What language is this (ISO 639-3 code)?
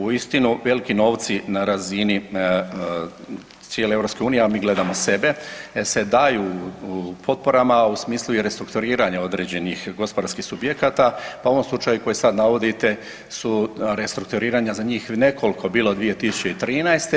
hrv